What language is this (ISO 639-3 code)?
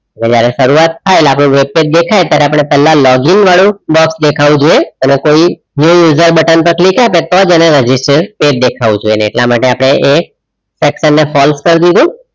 guj